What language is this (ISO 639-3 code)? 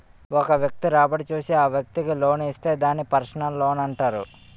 tel